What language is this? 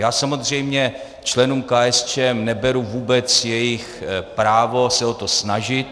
Czech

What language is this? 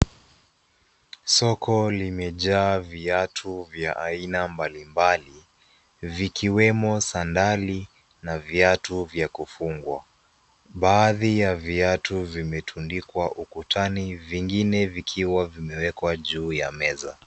Swahili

